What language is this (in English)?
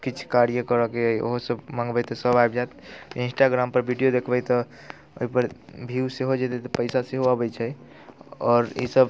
Maithili